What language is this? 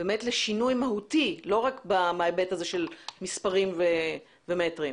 Hebrew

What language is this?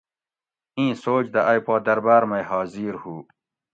Gawri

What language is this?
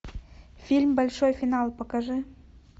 Russian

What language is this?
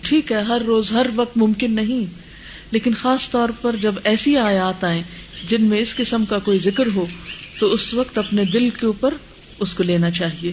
Urdu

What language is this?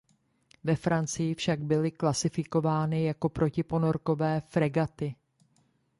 Czech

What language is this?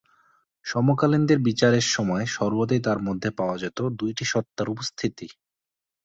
Bangla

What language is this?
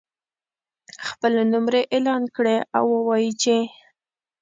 Pashto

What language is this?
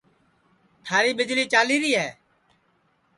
Sansi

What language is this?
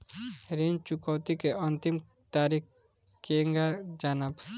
Bhojpuri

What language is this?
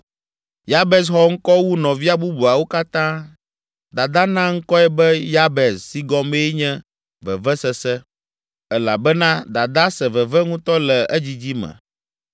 Ewe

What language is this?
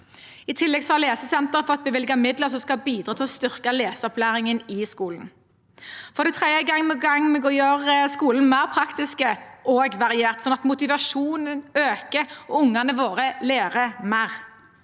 Norwegian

